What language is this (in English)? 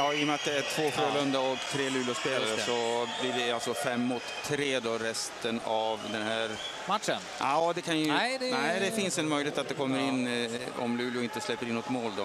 Swedish